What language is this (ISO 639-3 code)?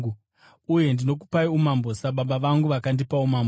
sna